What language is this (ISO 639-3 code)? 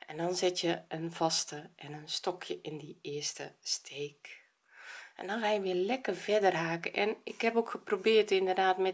nld